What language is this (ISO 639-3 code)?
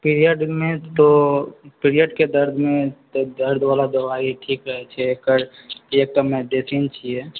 mai